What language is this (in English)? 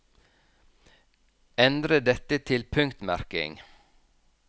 Norwegian